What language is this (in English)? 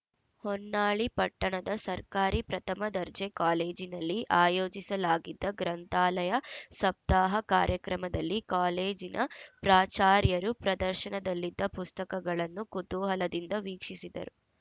Kannada